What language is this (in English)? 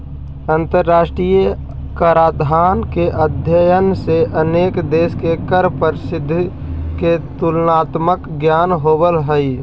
Magahi